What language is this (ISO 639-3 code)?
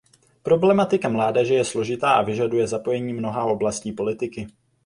ces